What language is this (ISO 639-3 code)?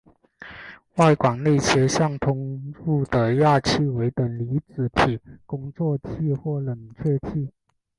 zho